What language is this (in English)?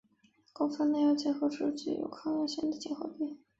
Chinese